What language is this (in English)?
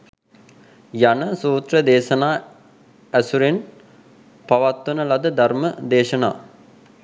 Sinhala